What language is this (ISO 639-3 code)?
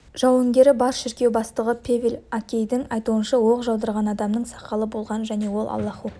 kaz